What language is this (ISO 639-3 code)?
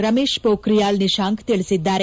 kan